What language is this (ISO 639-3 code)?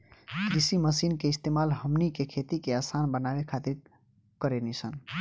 bho